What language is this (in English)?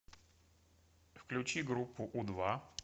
Russian